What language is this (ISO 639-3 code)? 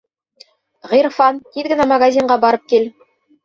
bak